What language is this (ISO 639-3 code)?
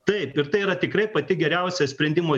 lit